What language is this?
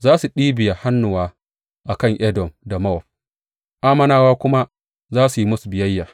Hausa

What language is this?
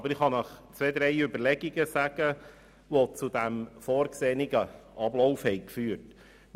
Swiss German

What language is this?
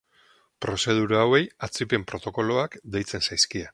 Basque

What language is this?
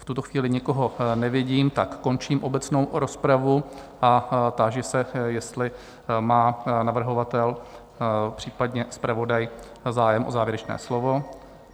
Czech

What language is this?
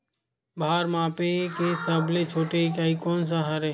Chhattisgarhi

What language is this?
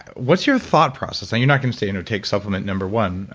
English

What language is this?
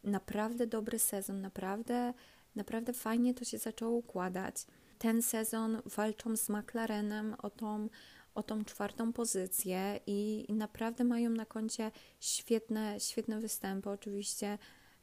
Polish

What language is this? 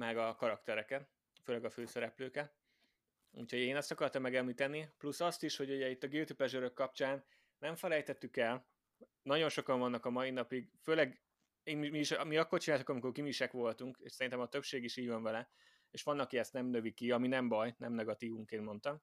Hungarian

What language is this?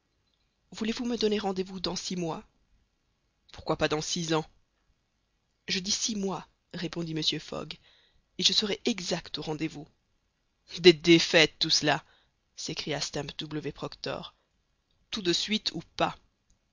French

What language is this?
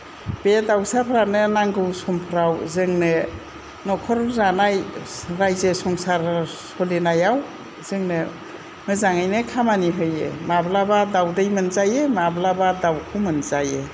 Bodo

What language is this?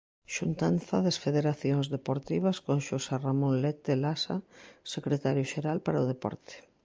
Galician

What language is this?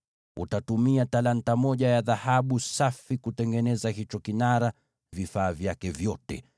Swahili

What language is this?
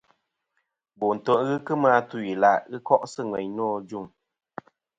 Kom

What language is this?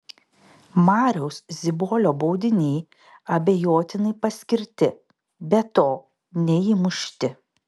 Lithuanian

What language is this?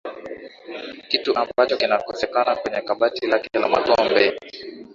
Swahili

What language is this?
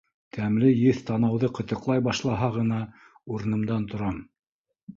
Bashkir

